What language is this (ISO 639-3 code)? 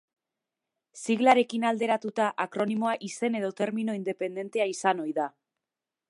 eus